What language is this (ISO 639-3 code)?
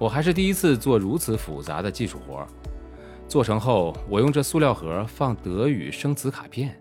zho